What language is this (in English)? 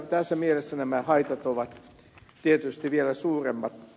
Finnish